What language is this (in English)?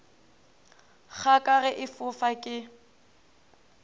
Northern Sotho